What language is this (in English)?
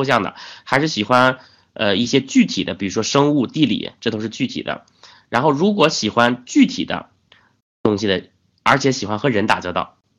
Chinese